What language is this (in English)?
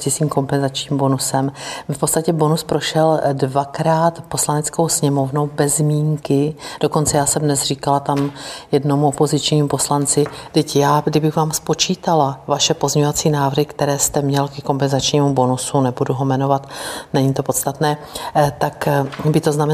Czech